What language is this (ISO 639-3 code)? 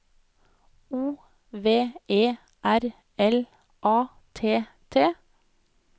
nor